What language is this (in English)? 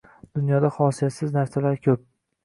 Uzbek